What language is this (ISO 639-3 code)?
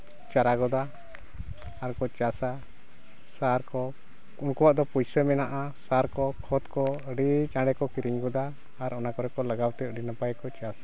sat